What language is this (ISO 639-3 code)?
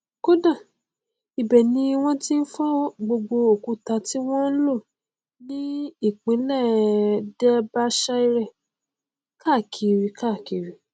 yor